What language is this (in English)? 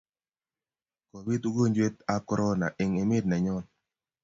Kalenjin